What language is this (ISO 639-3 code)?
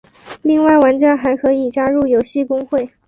zho